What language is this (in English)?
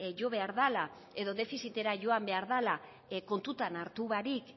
Basque